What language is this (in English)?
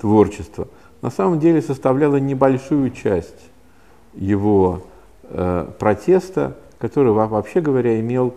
Russian